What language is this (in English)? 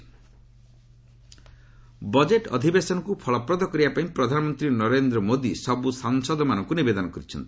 Odia